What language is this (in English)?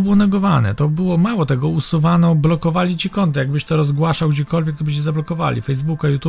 Polish